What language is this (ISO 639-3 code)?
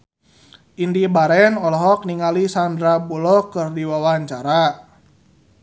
sun